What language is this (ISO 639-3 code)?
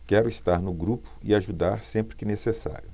por